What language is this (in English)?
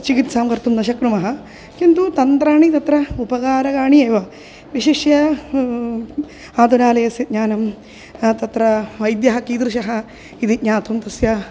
Sanskrit